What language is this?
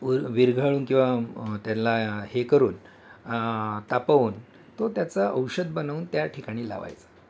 Marathi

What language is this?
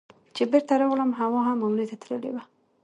Pashto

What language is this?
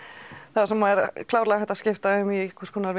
Icelandic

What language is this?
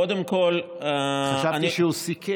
Hebrew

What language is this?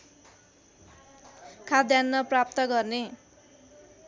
Nepali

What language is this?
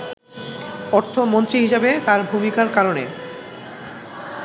Bangla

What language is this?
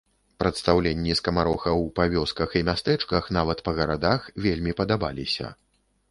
Belarusian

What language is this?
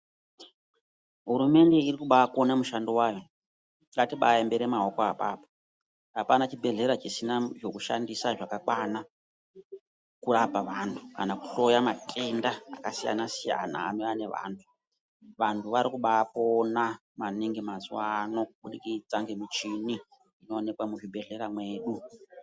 Ndau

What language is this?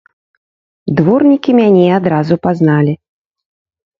Belarusian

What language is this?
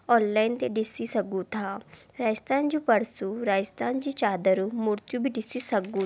Sindhi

